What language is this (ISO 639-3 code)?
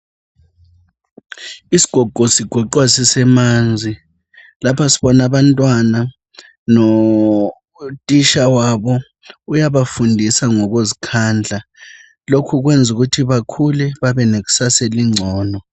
nde